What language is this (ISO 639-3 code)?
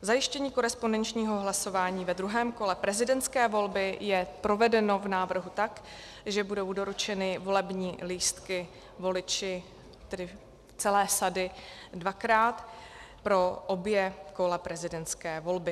ces